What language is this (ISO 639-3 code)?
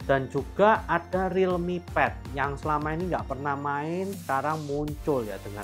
ind